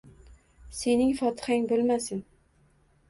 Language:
Uzbek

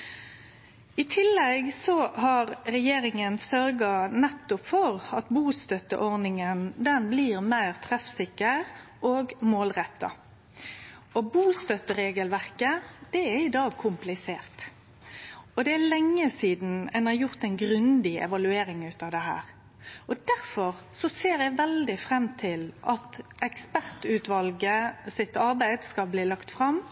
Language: Norwegian Nynorsk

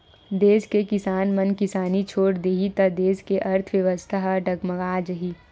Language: Chhattisgarhi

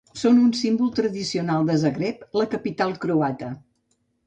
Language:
Catalan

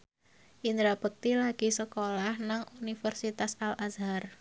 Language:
Javanese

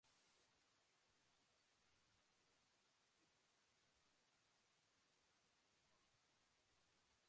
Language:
Basque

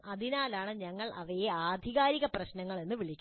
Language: Malayalam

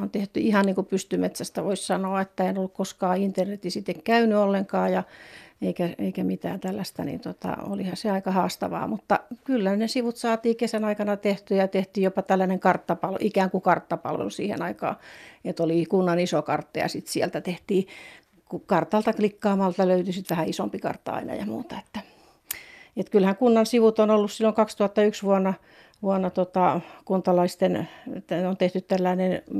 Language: Finnish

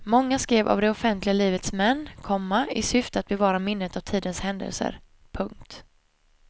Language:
Swedish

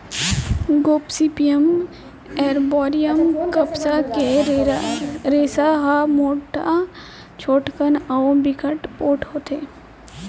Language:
Chhattisgarhi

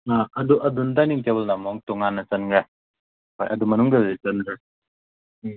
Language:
Manipuri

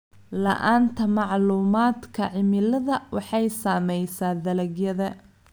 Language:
Somali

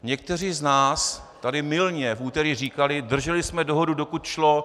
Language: Czech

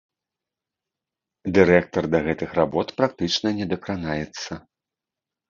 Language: Belarusian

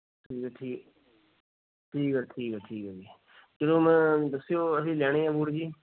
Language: Punjabi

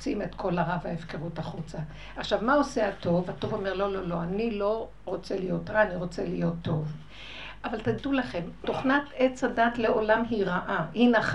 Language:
Hebrew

